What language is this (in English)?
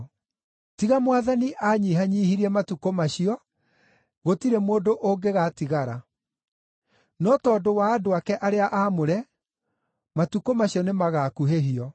Kikuyu